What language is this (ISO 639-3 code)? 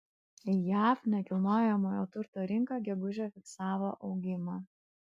lit